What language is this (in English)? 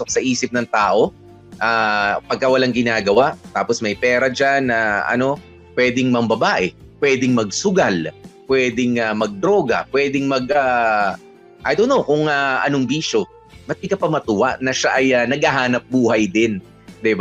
Filipino